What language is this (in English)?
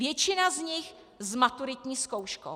Czech